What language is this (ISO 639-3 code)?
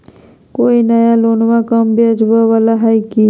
mag